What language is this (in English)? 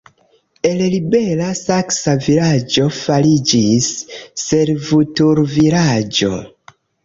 Esperanto